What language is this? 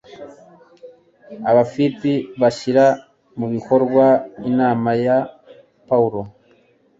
Kinyarwanda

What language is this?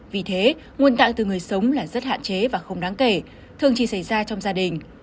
Vietnamese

